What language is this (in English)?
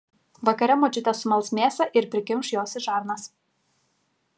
Lithuanian